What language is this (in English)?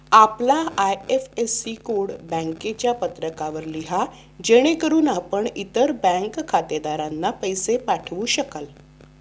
Marathi